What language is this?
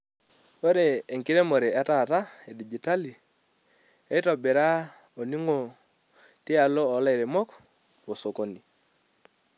Masai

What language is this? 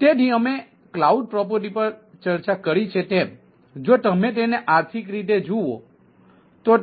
Gujarati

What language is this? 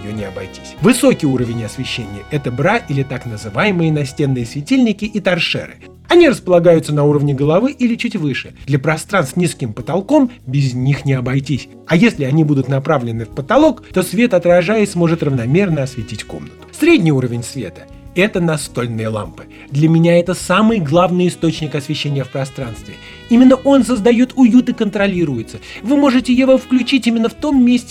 Russian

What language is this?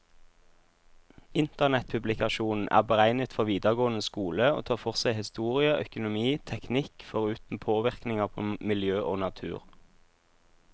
Norwegian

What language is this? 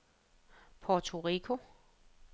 Danish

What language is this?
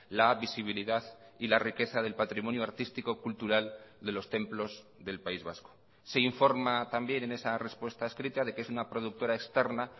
Spanish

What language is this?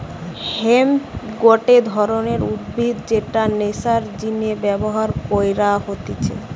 Bangla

